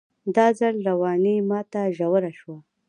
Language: Pashto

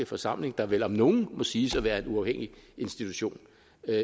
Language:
Danish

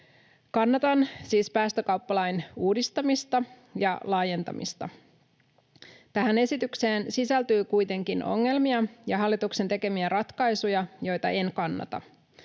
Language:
Finnish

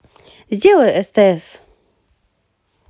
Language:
Russian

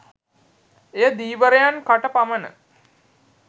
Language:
Sinhala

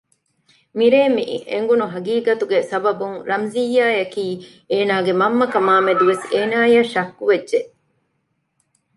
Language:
Divehi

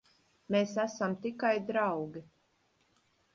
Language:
Latvian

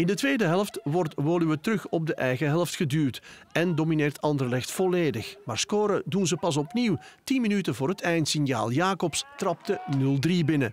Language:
Dutch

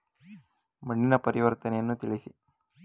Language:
Kannada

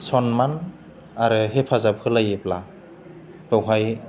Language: Bodo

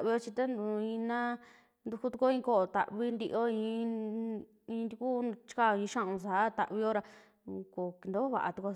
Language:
Western Juxtlahuaca Mixtec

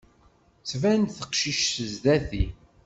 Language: Kabyle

